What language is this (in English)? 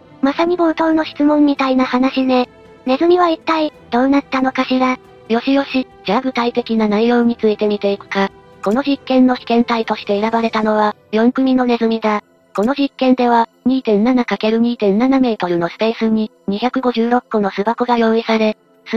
Japanese